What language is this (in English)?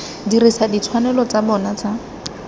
Tswana